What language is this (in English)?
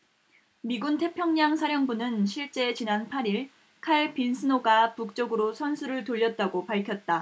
Korean